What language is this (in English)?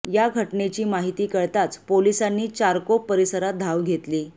Marathi